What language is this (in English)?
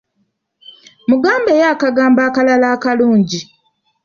Ganda